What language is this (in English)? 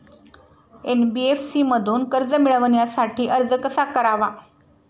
Marathi